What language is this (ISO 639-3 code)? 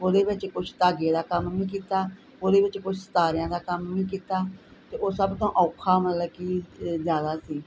pan